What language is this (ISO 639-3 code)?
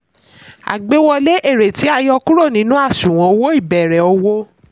yor